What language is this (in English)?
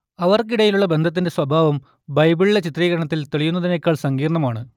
Malayalam